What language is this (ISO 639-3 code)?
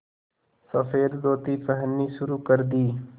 hin